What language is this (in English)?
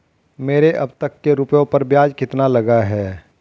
Hindi